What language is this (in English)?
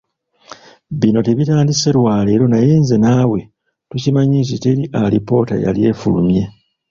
Ganda